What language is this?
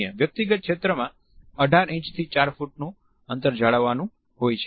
Gujarati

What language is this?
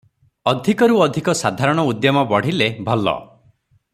Odia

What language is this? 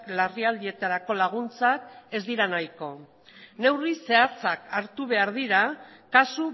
Basque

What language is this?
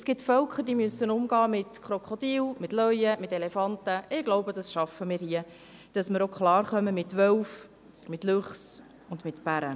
Swiss German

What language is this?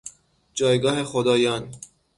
Persian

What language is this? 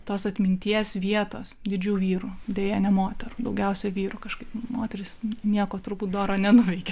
Lithuanian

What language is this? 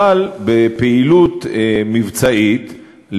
Hebrew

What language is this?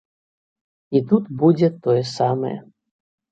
Belarusian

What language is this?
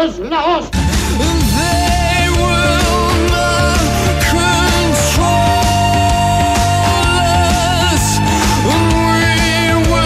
Greek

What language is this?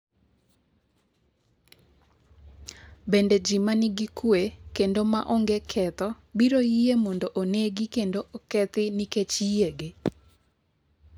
Luo (Kenya and Tanzania)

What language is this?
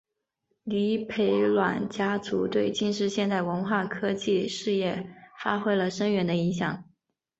Chinese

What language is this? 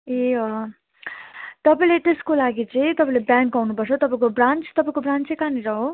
Nepali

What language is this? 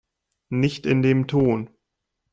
German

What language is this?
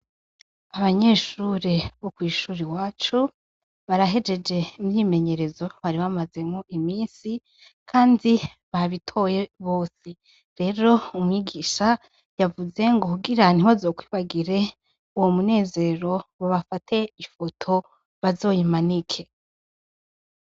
Rundi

